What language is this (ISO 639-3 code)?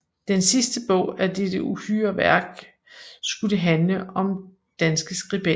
dan